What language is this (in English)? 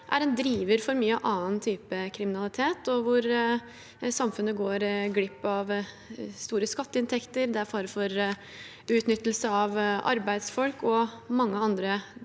Norwegian